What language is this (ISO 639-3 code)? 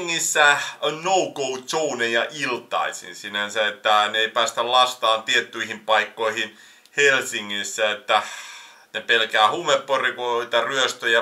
fin